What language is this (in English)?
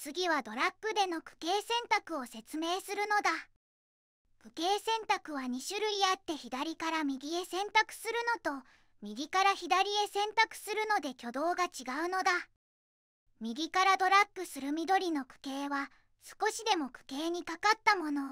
Japanese